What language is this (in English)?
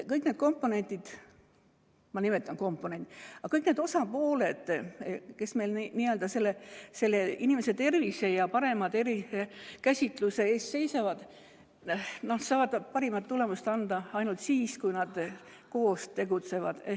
Estonian